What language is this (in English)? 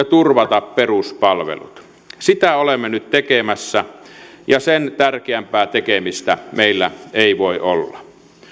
Finnish